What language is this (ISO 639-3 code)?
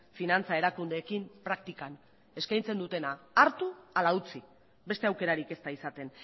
eus